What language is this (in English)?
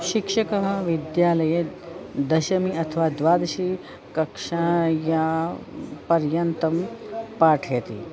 Sanskrit